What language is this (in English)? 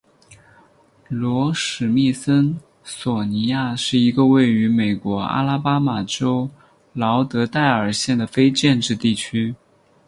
Chinese